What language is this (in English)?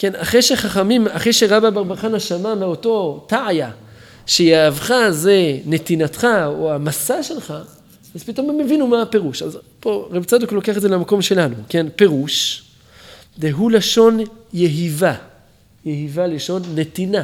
Hebrew